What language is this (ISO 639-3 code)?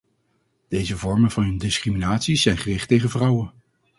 nld